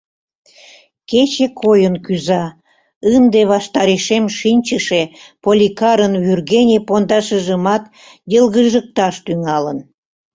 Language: Mari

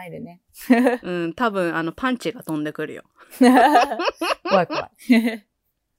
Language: Japanese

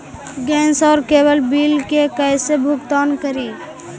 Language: Magahi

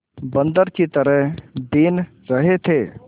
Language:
Hindi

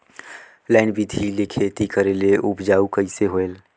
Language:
Chhattisgarhi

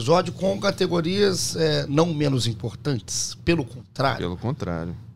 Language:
Portuguese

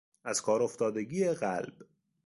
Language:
Persian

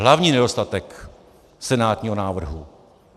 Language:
Czech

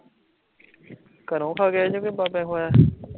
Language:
Punjabi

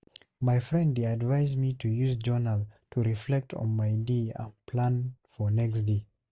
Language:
Nigerian Pidgin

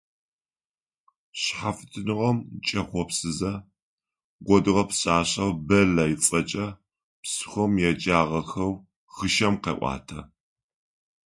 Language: Adyghe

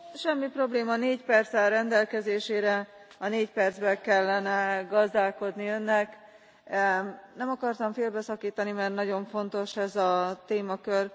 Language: Hungarian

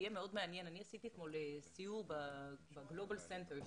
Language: Hebrew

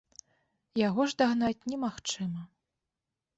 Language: Belarusian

